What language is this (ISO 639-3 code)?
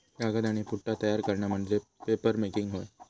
mar